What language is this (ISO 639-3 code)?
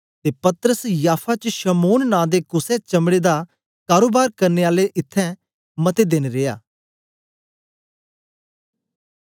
doi